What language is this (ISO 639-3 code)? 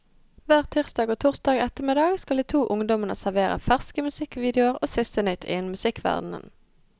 nor